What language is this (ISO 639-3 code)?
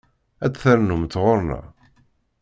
kab